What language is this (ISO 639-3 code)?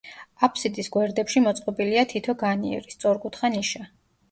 kat